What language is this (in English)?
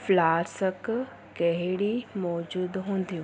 Sindhi